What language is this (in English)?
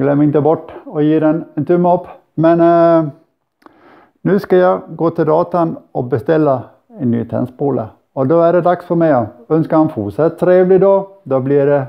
Swedish